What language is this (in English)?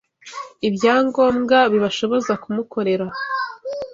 Kinyarwanda